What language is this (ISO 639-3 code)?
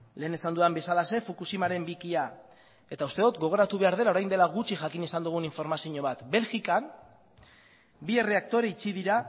eus